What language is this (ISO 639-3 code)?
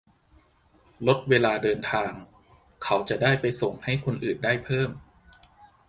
tha